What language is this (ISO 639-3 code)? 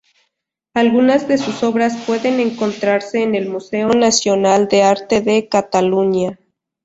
spa